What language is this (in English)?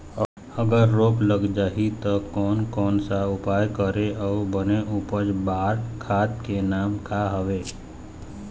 Chhattisgarhi